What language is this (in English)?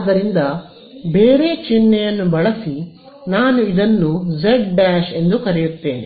Kannada